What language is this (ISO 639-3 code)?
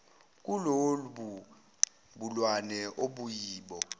zul